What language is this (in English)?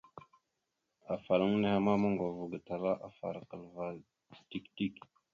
Mada (Cameroon)